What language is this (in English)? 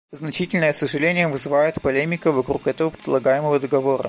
Russian